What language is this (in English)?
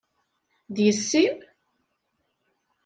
Kabyle